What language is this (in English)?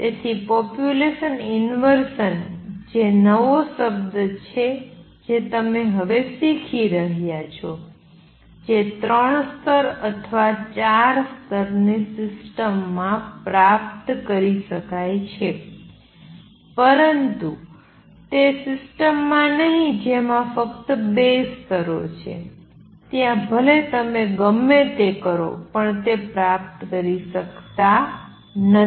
Gujarati